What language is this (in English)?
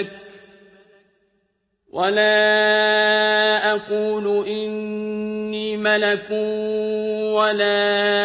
Arabic